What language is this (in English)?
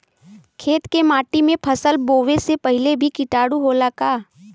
Bhojpuri